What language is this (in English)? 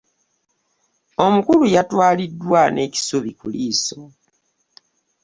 Ganda